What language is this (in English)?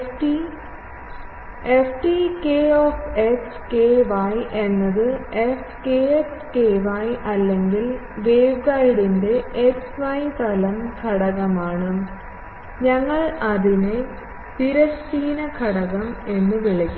Malayalam